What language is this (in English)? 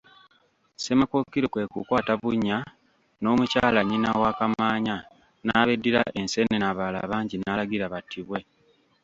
Ganda